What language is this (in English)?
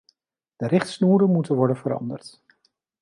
Dutch